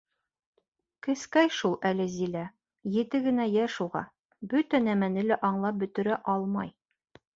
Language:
Bashkir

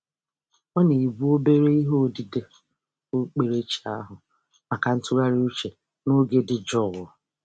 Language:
Igbo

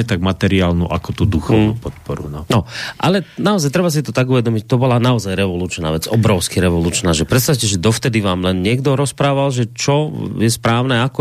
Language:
Slovak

